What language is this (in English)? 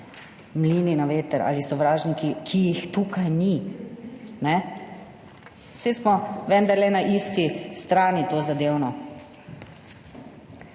Slovenian